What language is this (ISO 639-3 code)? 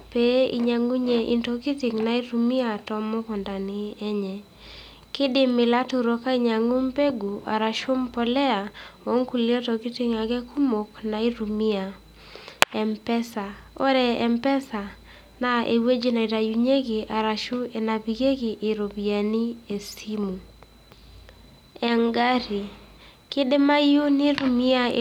mas